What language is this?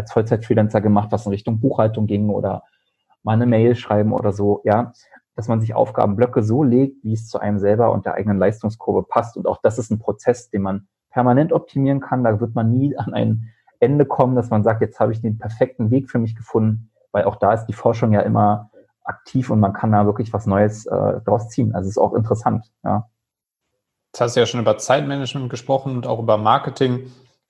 German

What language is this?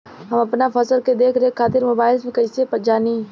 Bhojpuri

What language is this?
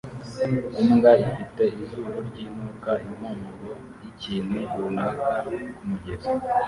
Kinyarwanda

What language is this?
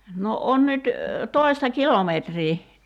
Finnish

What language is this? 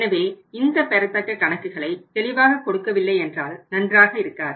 Tamil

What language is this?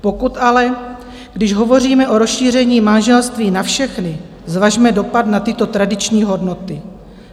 Czech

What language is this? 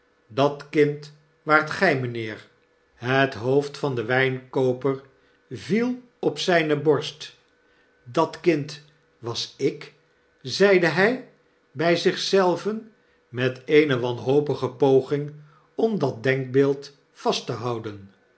Dutch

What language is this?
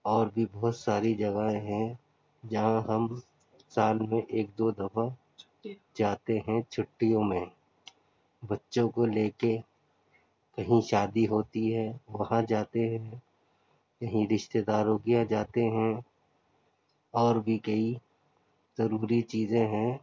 Urdu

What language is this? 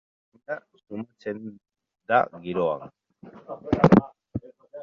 Basque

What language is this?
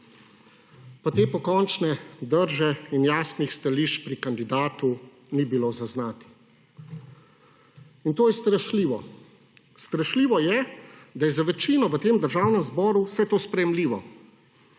Slovenian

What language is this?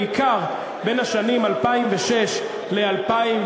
Hebrew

